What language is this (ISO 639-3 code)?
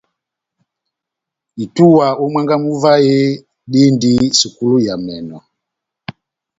bnm